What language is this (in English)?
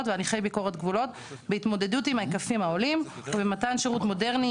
Hebrew